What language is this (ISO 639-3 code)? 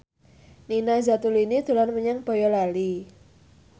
jav